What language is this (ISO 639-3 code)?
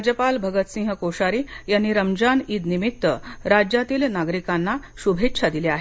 mar